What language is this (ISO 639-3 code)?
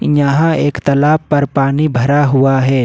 hin